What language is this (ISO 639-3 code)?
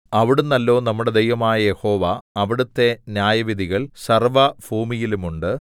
mal